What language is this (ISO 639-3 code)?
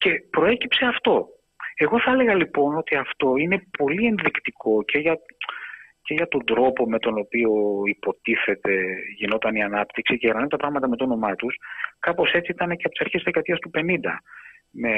ell